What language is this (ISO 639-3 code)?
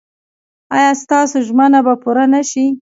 pus